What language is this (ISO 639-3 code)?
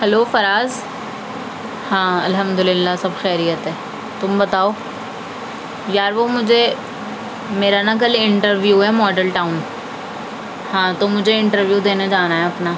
urd